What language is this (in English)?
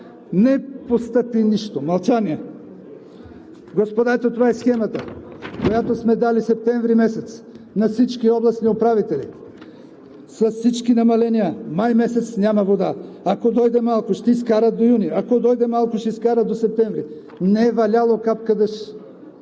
Bulgarian